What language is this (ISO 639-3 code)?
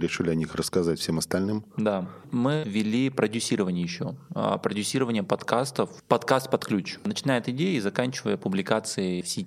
rus